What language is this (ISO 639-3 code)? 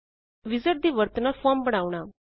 pan